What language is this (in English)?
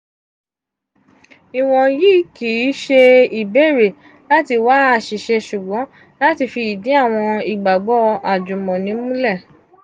Yoruba